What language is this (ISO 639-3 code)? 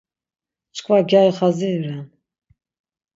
lzz